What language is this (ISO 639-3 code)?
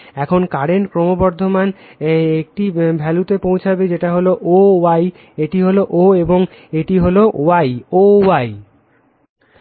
ben